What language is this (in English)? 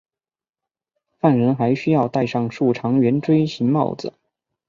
Chinese